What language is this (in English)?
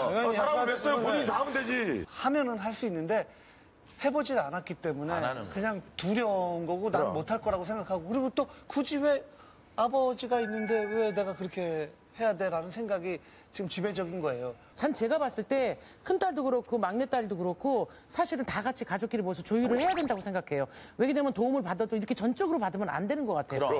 Korean